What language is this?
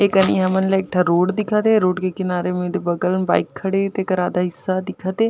Chhattisgarhi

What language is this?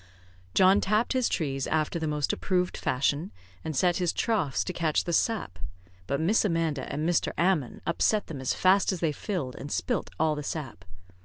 English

